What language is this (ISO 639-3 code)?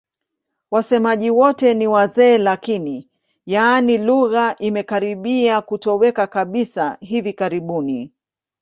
swa